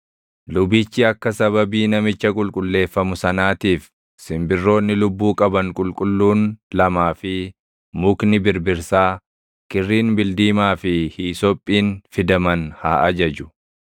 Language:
Oromo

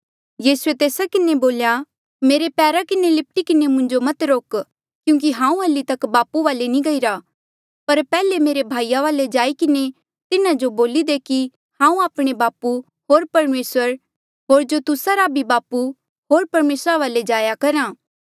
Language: Mandeali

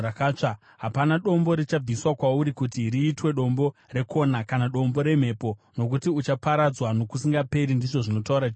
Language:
Shona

